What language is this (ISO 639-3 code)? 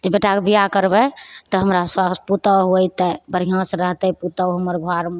mai